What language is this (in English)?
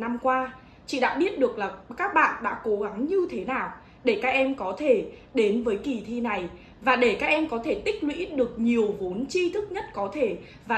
Vietnamese